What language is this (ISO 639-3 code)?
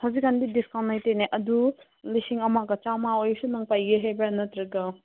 mni